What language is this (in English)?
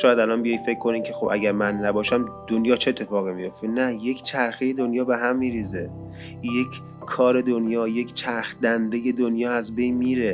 Persian